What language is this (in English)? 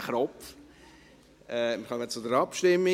Swiss German